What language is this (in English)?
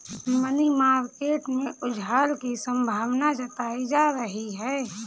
Hindi